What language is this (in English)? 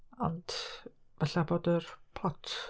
Welsh